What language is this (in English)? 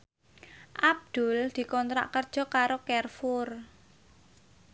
Javanese